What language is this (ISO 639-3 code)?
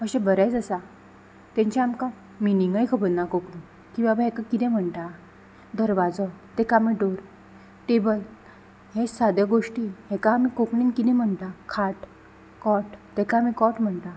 kok